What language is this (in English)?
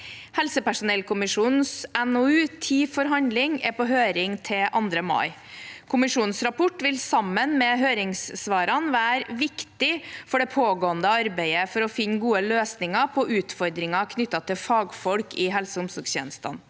Norwegian